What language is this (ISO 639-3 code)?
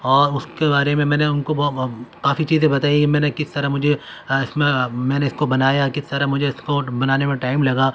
urd